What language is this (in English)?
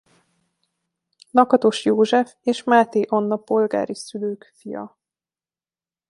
Hungarian